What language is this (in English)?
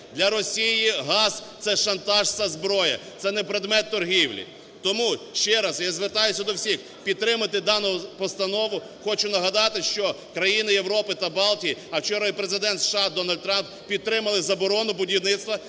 Ukrainian